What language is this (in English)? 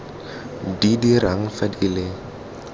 Tswana